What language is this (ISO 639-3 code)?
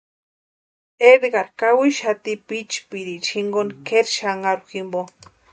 pua